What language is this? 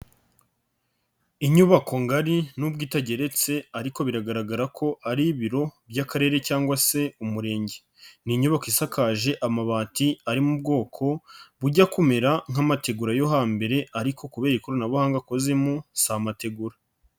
Kinyarwanda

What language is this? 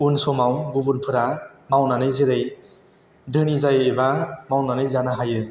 Bodo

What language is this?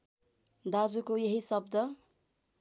Nepali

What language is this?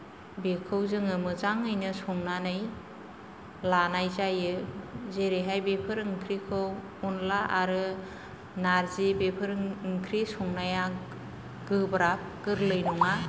Bodo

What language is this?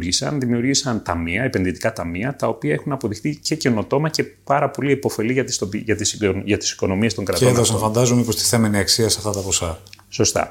Greek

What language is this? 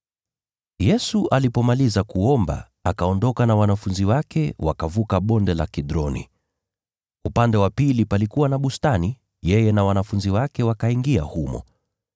Swahili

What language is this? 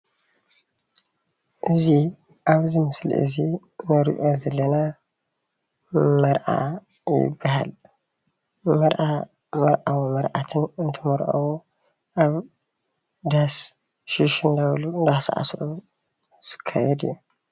Tigrinya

